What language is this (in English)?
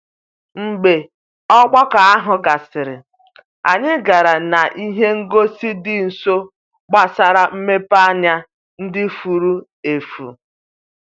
Igbo